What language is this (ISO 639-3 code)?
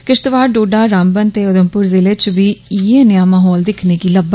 doi